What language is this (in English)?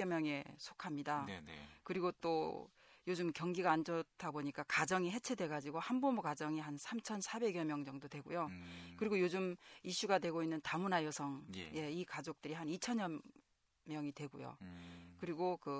Korean